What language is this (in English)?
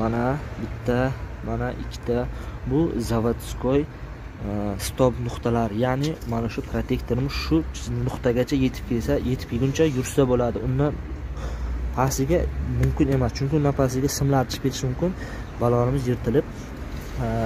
Turkish